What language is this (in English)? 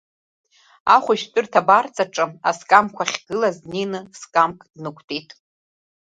Abkhazian